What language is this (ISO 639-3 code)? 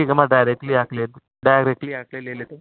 urd